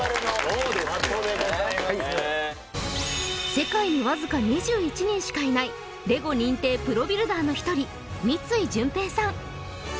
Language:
Japanese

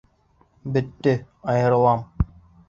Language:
Bashkir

